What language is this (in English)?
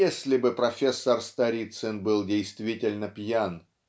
Russian